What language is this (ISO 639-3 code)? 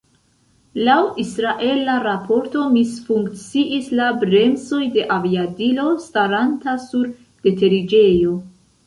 epo